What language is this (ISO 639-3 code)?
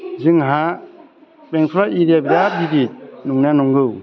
brx